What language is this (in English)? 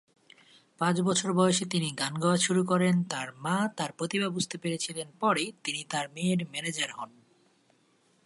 Bangla